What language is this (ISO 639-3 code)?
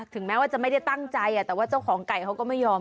tha